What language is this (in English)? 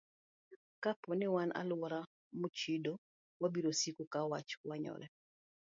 Luo (Kenya and Tanzania)